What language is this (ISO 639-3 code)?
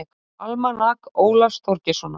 isl